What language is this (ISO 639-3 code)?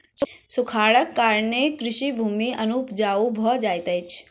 mai